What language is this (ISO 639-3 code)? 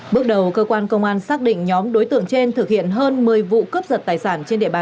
vie